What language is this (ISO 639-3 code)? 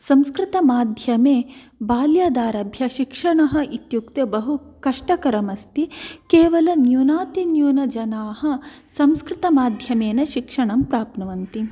san